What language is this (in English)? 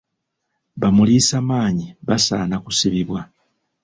Ganda